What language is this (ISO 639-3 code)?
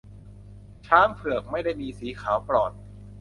tha